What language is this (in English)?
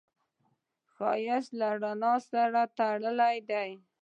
Pashto